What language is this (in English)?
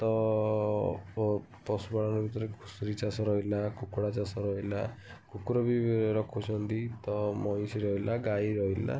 Odia